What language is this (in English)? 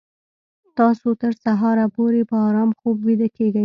Pashto